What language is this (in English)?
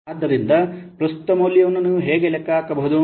Kannada